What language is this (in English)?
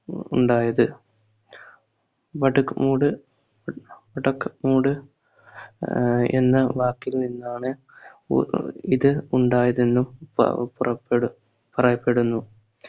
Malayalam